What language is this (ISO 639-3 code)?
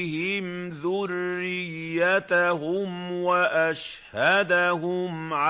ara